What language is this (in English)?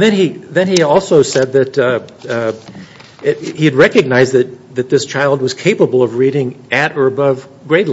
English